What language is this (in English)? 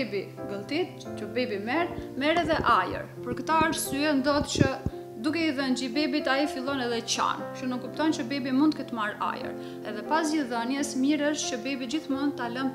Romanian